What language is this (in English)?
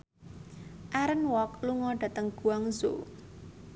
Javanese